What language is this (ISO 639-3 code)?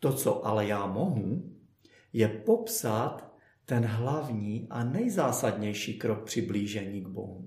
ces